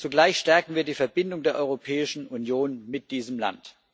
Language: German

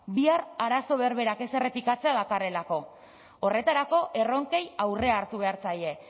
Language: Basque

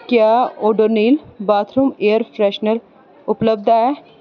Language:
Dogri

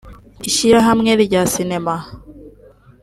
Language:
Kinyarwanda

